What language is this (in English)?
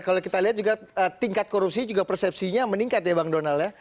Indonesian